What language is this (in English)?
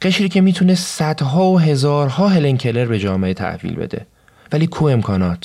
Persian